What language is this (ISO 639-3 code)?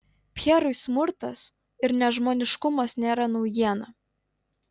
lit